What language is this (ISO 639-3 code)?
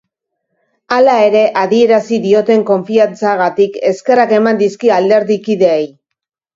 eus